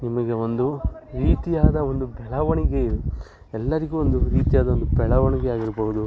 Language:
Kannada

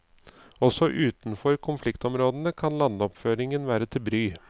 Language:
Norwegian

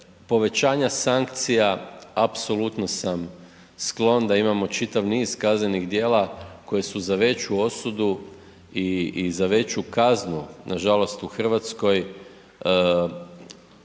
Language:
Croatian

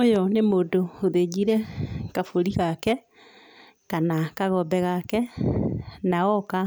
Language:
Kikuyu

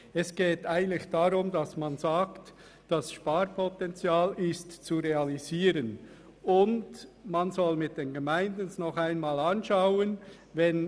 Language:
Swiss German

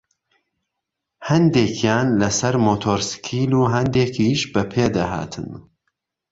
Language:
Central Kurdish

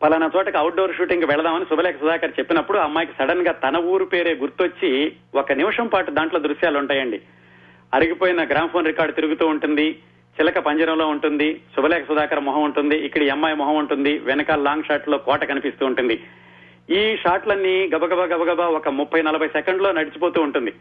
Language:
Telugu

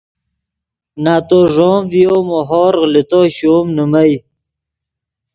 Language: Yidgha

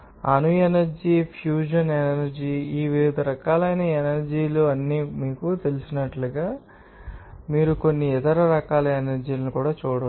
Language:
Telugu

